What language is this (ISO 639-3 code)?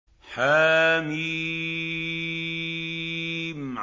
ara